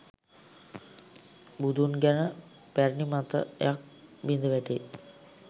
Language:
Sinhala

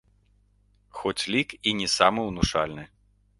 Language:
Belarusian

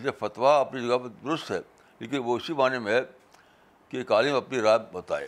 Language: Urdu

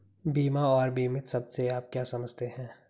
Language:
Hindi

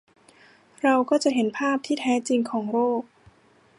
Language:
Thai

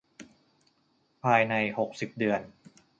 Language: Thai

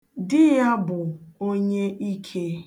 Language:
Igbo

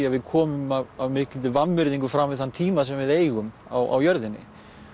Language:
Icelandic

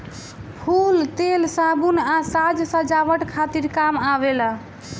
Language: Bhojpuri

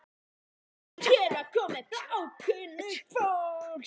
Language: Icelandic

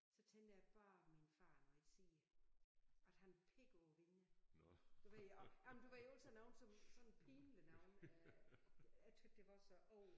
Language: Danish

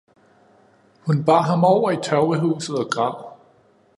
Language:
Danish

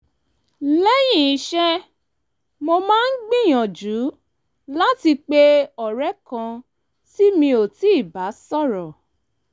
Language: Yoruba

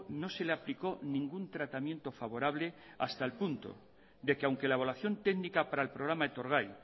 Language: Spanish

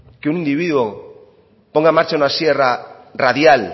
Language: Spanish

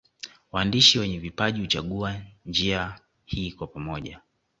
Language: Swahili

